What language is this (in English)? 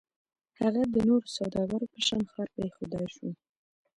Pashto